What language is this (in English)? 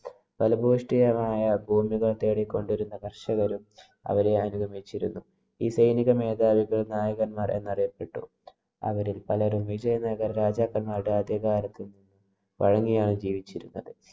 Malayalam